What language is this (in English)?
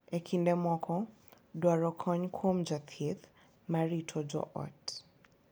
Luo (Kenya and Tanzania)